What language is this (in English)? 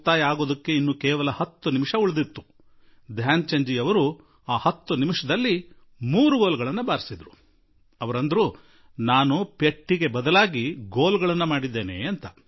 Kannada